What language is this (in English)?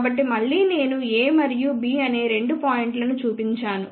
Telugu